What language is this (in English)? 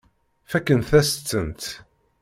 Kabyle